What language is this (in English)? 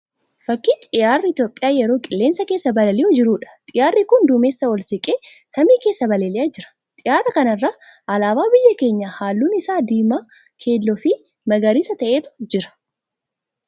Oromo